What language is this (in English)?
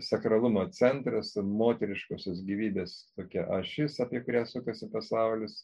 Lithuanian